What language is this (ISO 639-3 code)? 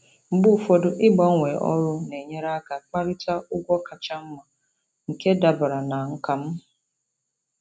ibo